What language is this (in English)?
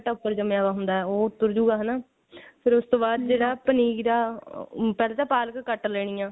Punjabi